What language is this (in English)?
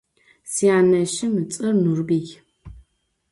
Adyghe